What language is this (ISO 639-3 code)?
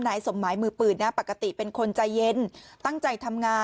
tha